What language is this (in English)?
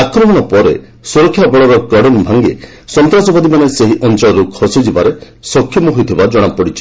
Odia